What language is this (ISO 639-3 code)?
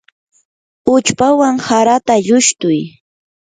qur